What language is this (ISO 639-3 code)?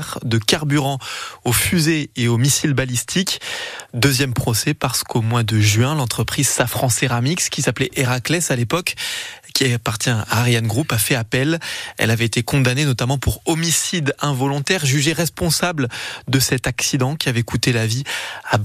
fra